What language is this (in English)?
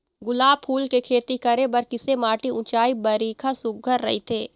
Chhattisgarhi